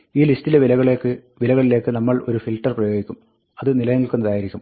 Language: Malayalam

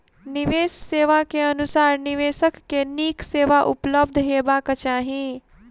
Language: Maithili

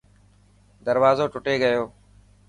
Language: Dhatki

